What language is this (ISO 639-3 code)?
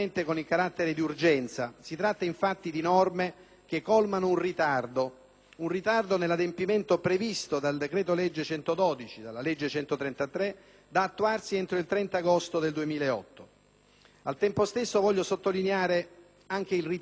ita